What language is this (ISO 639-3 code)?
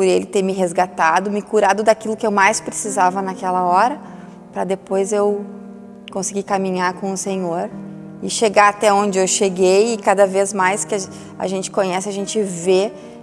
por